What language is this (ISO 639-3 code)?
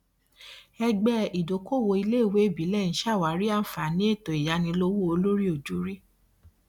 yor